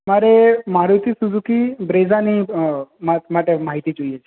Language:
Gujarati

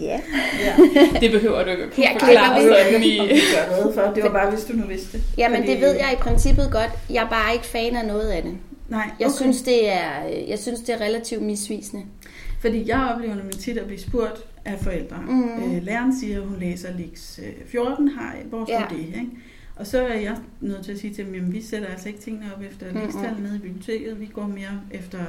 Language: Danish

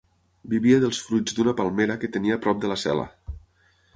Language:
Catalan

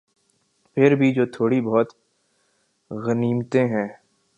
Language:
Urdu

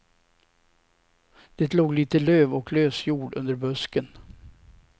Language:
Swedish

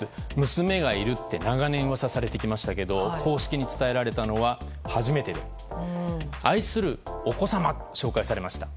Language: Japanese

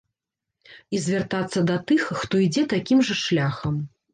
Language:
Belarusian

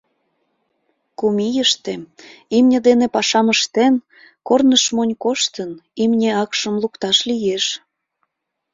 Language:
Mari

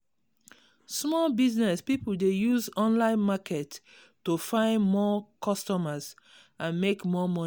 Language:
Nigerian Pidgin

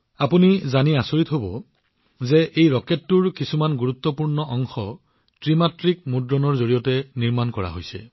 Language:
Assamese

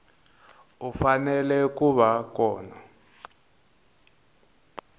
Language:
Tsonga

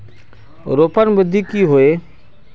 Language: Magahi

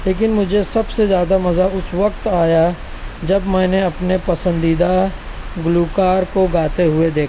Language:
Urdu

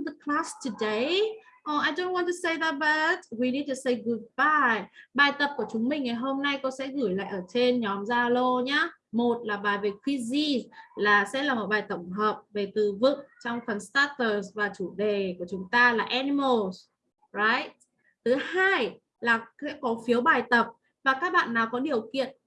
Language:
Vietnamese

